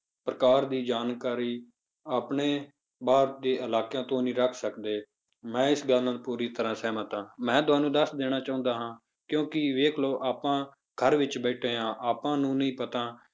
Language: Punjabi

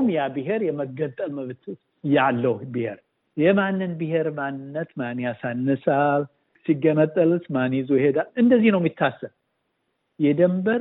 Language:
Amharic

